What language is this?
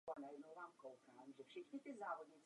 Czech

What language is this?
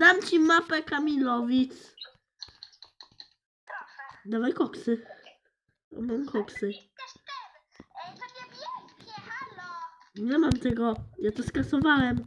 Polish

